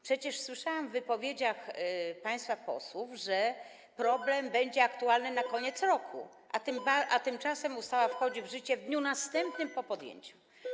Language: Polish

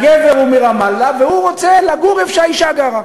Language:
Hebrew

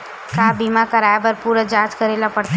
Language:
Chhattisgarhi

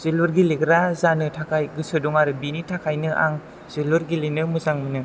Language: Bodo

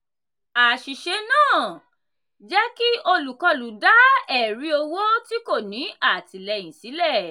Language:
Yoruba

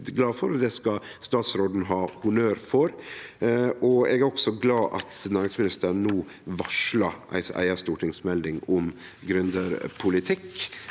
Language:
Norwegian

